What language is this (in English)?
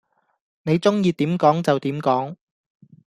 Cantonese